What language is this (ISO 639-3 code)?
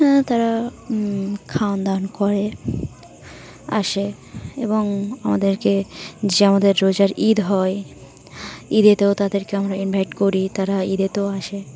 ben